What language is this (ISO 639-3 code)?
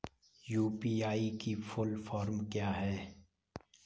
hin